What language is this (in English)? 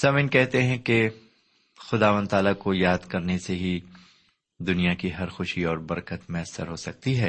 Urdu